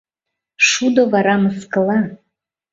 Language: Mari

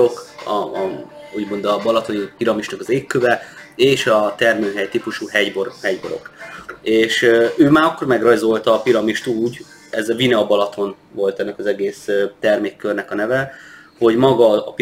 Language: Hungarian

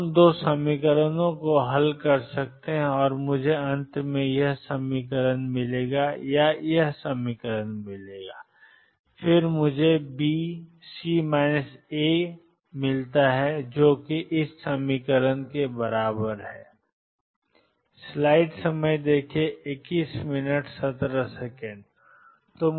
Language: Hindi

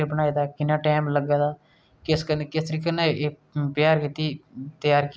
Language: Dogri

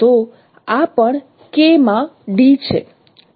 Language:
Gujarati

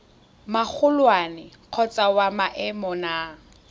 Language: Tswana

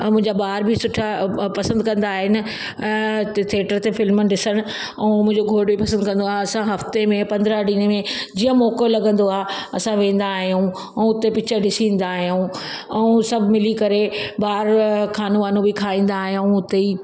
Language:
Sindhi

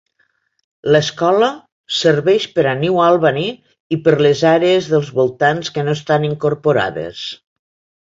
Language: Catalan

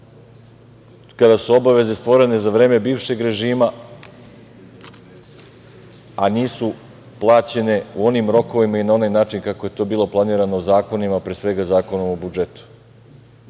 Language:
Serbian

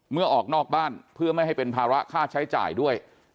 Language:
Thai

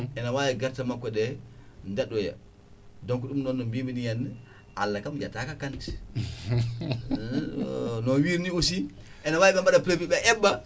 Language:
Fula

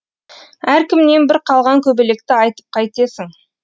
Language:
Kazakh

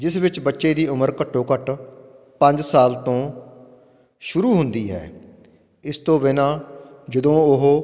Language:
Punjabi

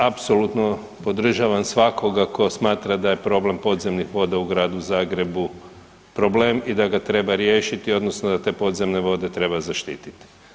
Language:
Croatian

